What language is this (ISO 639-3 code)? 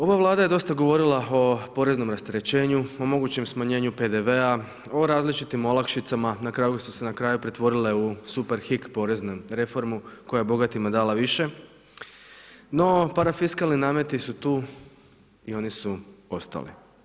hrv